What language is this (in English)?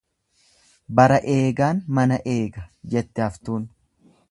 Oromo